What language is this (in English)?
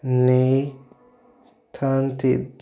Odia